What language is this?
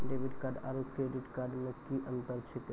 Maithili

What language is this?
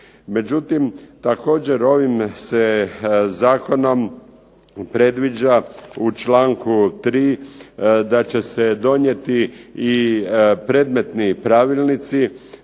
Croatian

